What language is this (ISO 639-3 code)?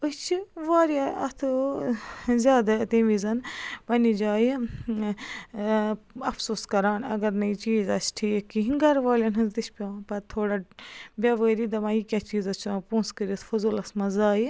kas